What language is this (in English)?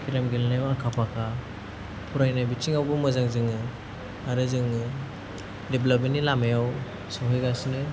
Bodo